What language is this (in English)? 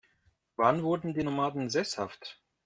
German